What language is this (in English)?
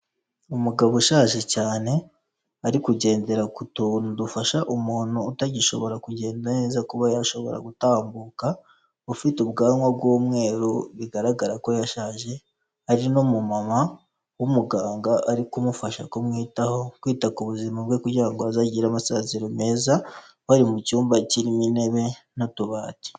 Kinyarwanda